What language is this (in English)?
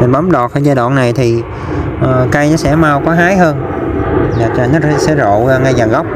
Vietnamese